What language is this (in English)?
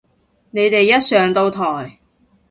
Cantonese